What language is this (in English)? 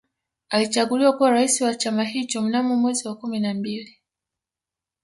Swahili